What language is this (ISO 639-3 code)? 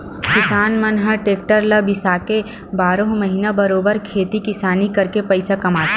hne